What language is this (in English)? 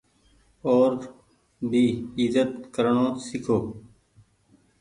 Goaria